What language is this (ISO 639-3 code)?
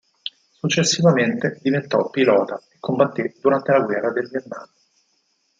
ita